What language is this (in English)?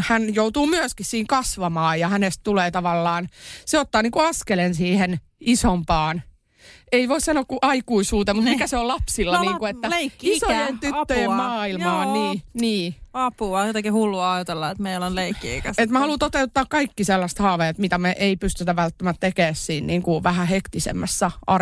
Finnish